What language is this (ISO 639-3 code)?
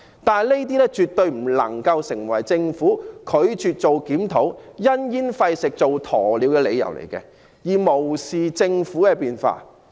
yue